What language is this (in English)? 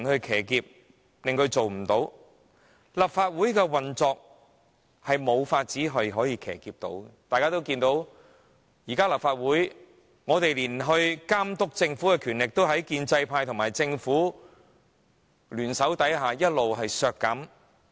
Cantonese